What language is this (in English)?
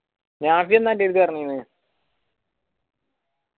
Malayalam